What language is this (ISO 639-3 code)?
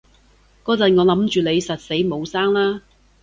yue